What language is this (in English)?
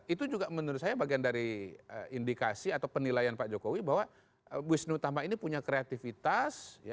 Indonesian